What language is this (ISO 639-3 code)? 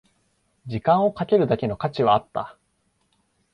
jpn